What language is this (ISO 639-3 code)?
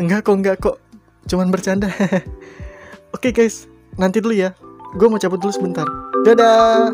ind